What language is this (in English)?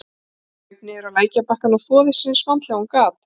Icelandic